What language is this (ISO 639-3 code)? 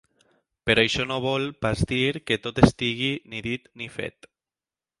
cat